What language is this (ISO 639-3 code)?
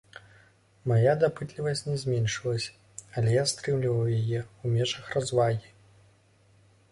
bel